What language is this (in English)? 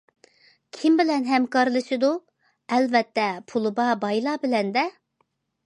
Uyghur